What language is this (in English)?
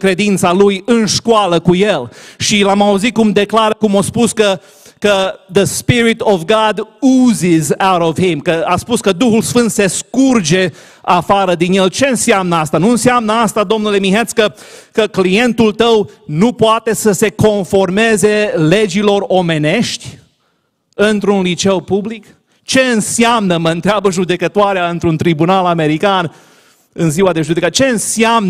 Romanian